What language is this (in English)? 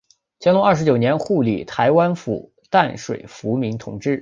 Chinese